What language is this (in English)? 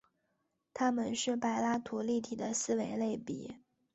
Chinese